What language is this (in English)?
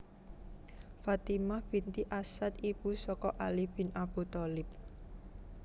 Javanese